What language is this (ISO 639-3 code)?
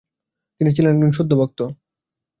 ben